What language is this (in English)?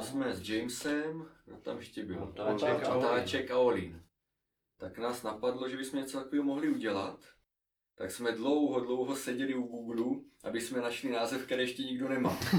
Czech